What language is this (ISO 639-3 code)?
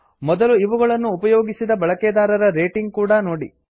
kan